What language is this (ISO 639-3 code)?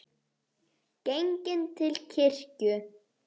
isl